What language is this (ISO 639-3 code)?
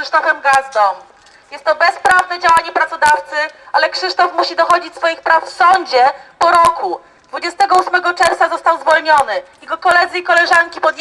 pol